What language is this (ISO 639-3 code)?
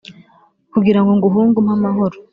kin